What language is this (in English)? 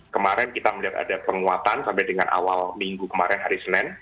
Indonesian